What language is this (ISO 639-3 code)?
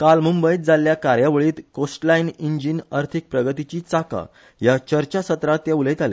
kok